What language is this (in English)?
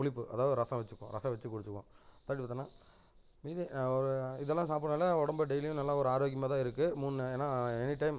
Tamil